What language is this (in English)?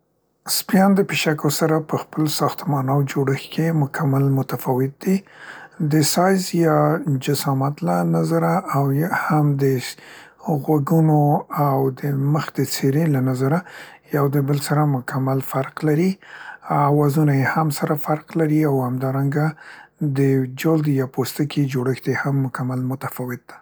Central Pashto